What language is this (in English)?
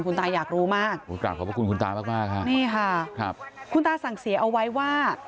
Thai